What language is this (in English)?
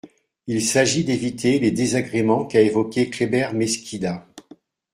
French